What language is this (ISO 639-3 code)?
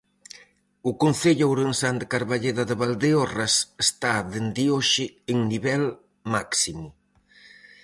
glg